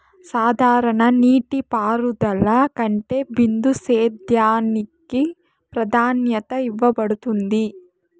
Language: Telugu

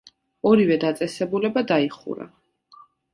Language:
Georgian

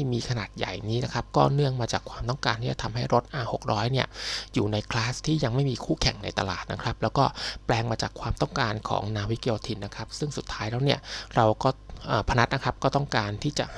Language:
Thai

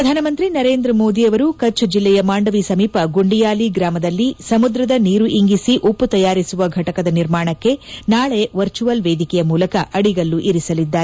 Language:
Kannada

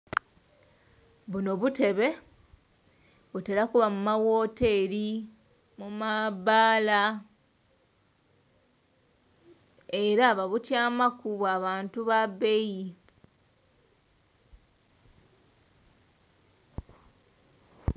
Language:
Soga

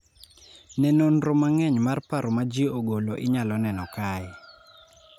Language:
Luo (Kenya and Tanzania)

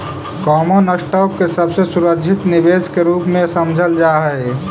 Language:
Magahi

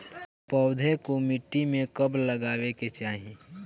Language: Bhojpuri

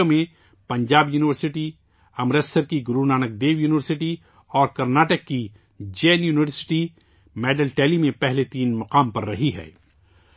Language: Urdu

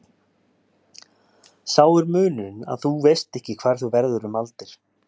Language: Icelandic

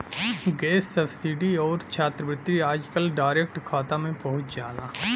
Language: Bhojpuri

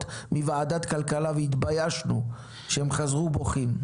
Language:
Hebrew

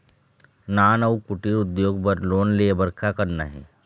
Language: Chhattisgarhi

